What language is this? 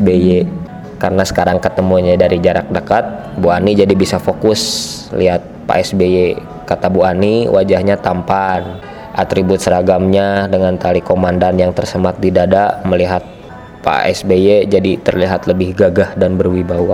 Indonesian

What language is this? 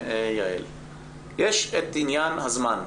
Hebrew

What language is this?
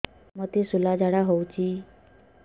Odia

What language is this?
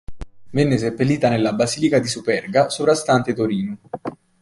Italian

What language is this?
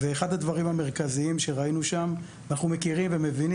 Hebrew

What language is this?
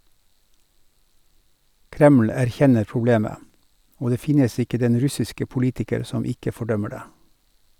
Norwegian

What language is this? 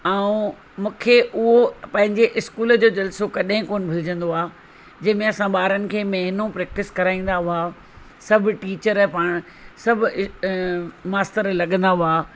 Sindhi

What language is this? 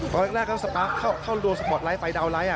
Thai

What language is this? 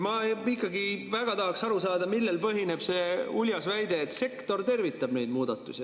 Estonian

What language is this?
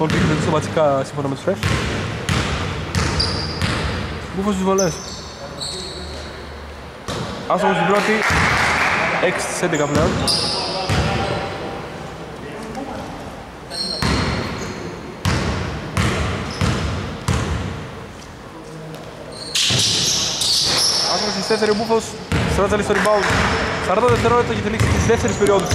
Greek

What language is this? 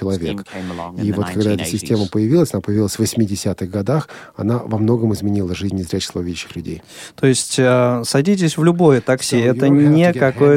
Russian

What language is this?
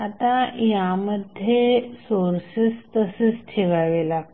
Marathi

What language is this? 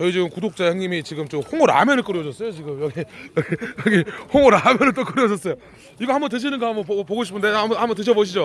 Korean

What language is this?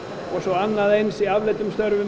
Icelandic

